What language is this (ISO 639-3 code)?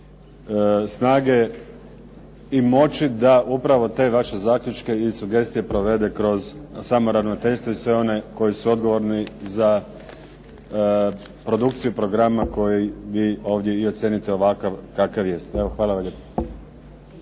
hrv